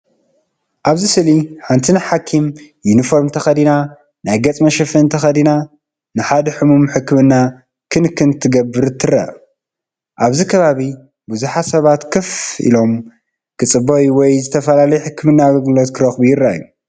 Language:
Tigrinya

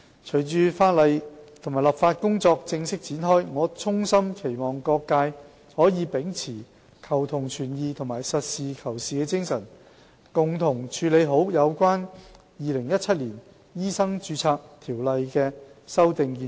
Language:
Cantonese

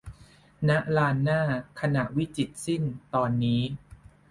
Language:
Thai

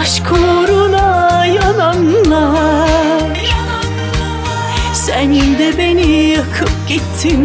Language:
Turkish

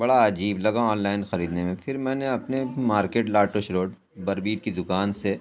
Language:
Urdu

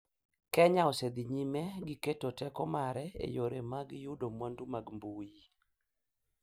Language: Luo (Kenya and Tanzania)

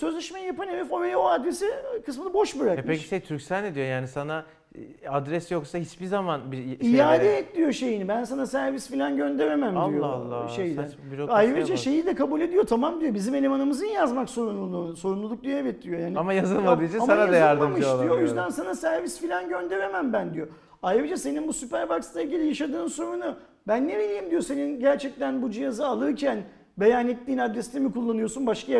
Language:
Turkish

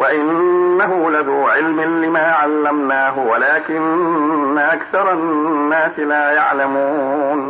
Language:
Arabic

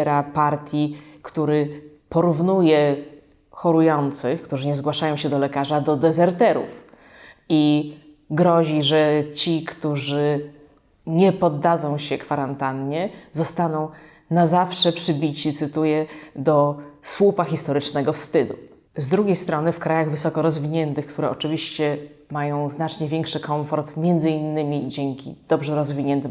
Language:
Polish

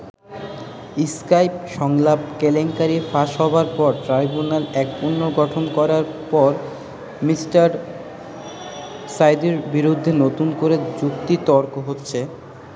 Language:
Bangla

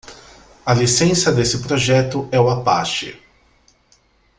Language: Portuguese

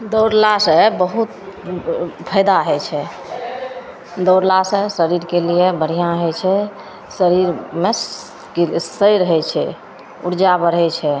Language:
Maithili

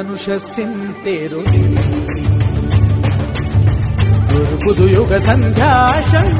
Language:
Malayalam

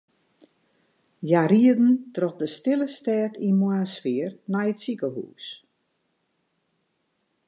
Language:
Western Frisian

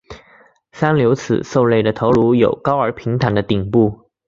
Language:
Chinese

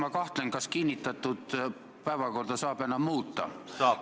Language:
Estonian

